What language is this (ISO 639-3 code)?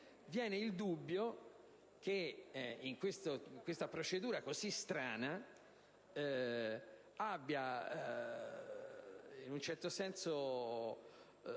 ita